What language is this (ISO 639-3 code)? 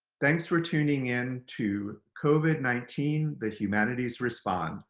eng